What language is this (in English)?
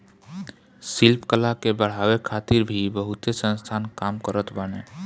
Bhojpuri